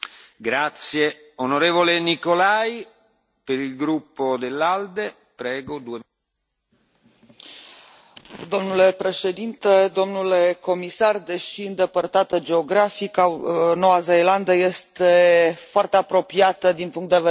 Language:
Romanian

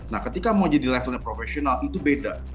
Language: Indonesian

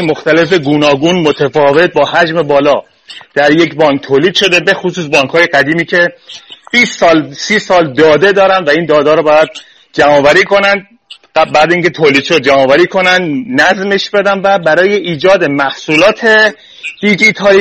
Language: Persian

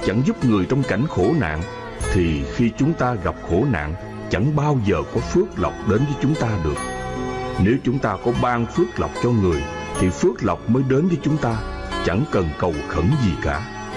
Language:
Vietnamese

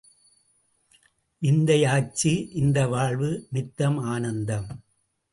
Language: Tamil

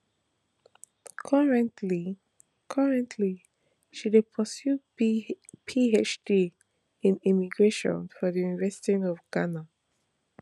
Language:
Nigerian Pidgin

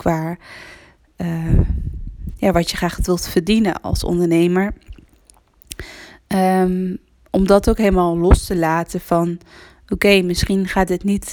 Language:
Dutch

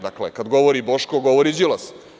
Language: Serbian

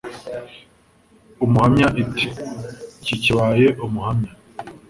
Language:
Kinyarwanda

